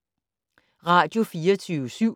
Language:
Danish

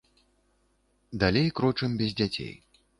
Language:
Belarusian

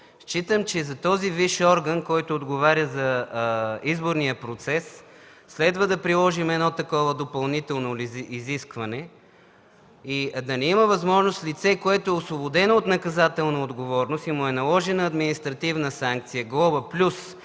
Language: Bulgarian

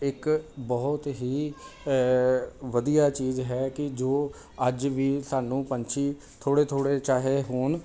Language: Punjabi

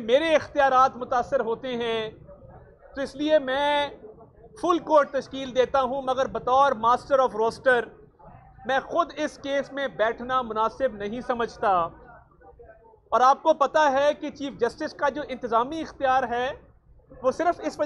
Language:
Hindi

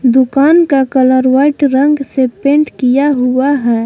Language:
Hindi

